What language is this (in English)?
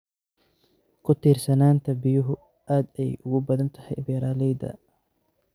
Somali